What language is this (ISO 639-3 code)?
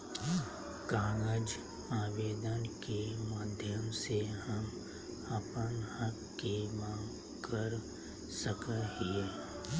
mag